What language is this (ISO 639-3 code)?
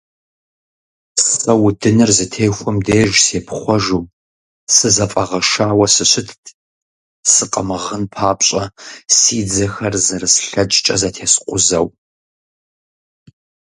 kbd